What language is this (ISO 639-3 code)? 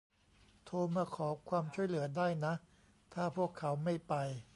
tha